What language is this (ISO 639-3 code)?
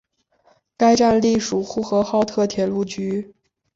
zho